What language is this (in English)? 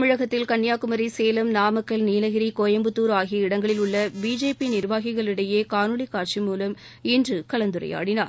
Tamil